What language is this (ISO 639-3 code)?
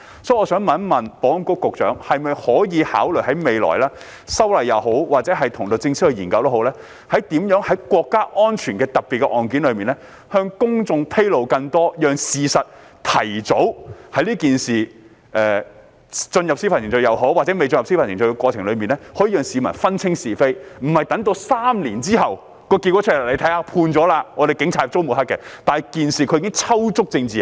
yue